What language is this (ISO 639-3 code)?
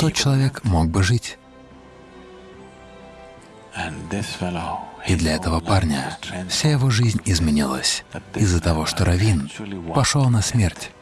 rus